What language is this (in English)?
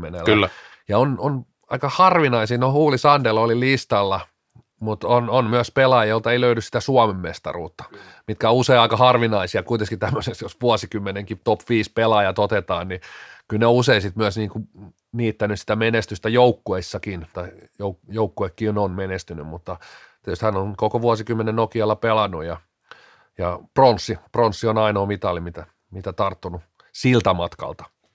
Finnish